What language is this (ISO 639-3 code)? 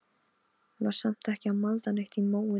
isl